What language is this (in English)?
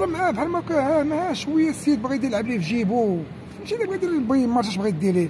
Arabic